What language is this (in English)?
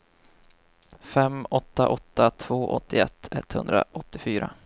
Swedish